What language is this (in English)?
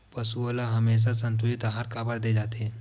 Chhattisgarhi